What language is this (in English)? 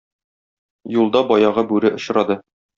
Tatar